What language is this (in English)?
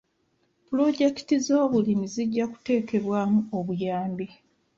Ganda